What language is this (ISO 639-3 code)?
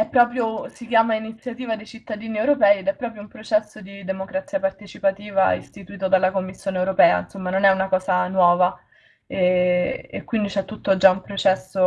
ita